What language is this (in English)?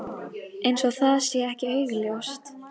Icelandic